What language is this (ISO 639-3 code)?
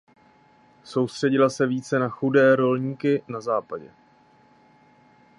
ces